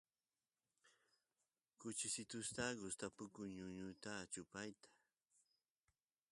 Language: Santiago del Estero Quichua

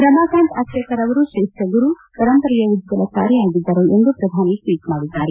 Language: Kannada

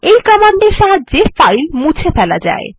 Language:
Bangla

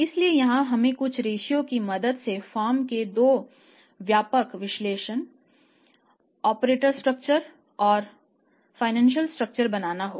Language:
Hindi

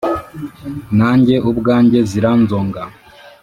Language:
Kinyarwanda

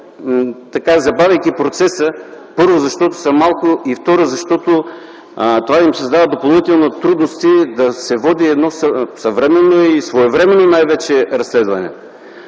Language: Bulgarian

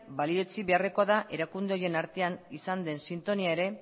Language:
Basque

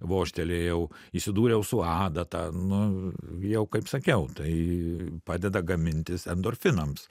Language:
Lithuanian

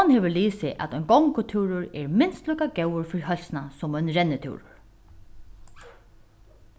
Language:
Faroese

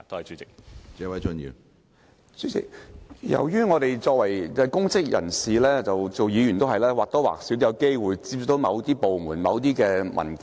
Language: Cantonese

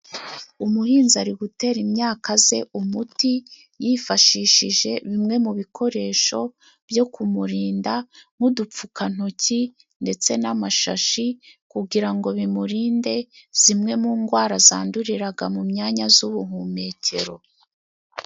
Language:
Kinyarwanda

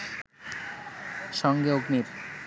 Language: Bangla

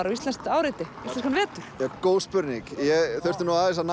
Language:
Icelandic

